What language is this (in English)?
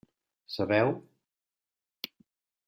Catalan